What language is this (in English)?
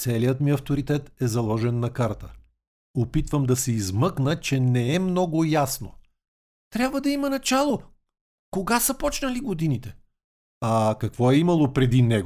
Bulgarian